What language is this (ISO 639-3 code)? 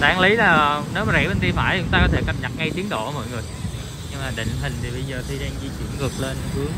vie